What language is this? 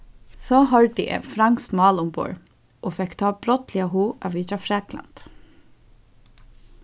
Faroese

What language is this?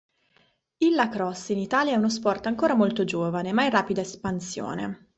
Italian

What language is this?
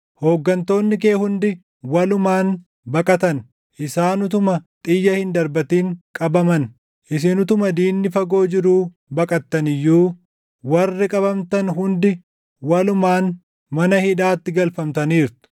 Oromo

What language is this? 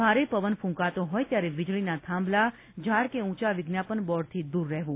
Gujarati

